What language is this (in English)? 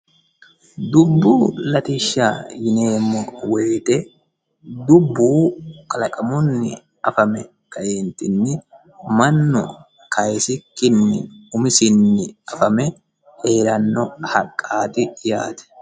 Sidamo